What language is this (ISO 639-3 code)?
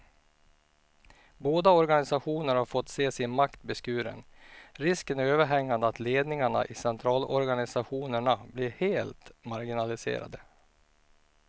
swe